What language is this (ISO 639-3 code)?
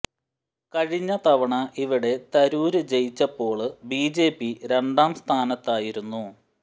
mal